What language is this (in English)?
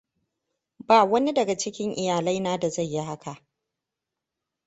Hausa